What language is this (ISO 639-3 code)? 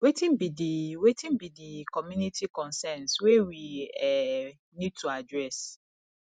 pcm